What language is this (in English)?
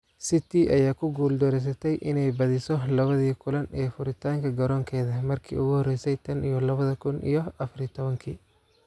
Somali